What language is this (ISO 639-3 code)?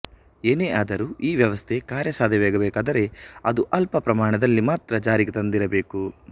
kan